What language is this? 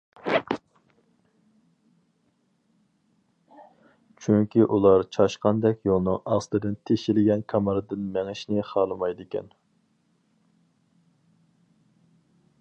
Uyghur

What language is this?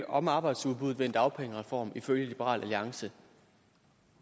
Danish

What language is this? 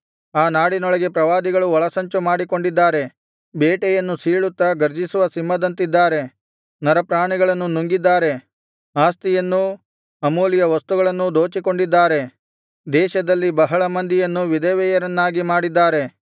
Kannada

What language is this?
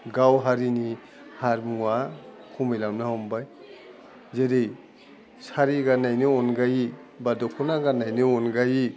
Bodo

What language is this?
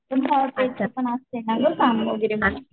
Marathi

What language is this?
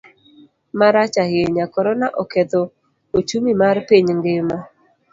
Luo (Kenya and Tanzania)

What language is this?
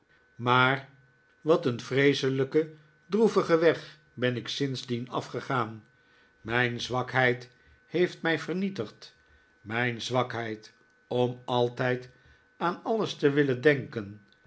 Dutch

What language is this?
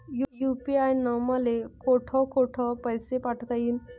Marathi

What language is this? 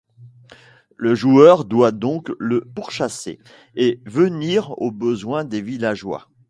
French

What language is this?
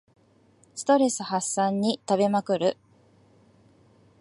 Japanese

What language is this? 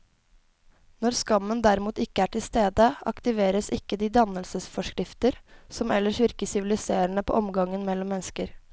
Norwegian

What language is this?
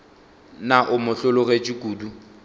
Northern Sotho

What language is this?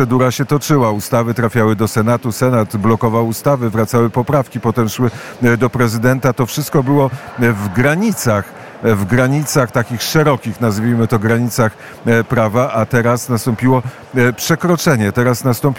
Polish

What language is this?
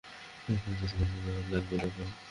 Bangla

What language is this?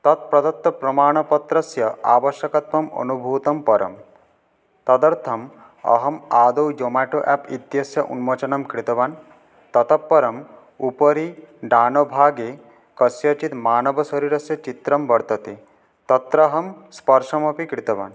Sanskrit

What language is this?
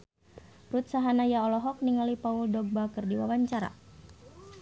Sundanese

